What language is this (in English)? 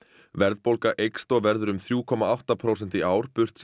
Icelandic